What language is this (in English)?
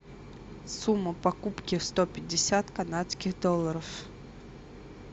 Russian